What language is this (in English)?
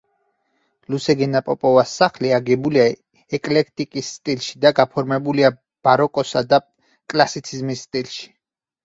Georgian